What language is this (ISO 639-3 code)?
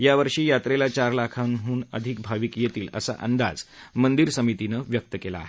mar